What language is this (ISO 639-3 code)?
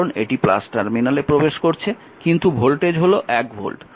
ben